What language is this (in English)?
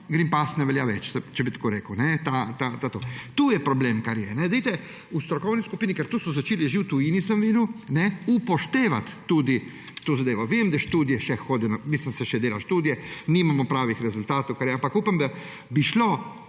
Slovenian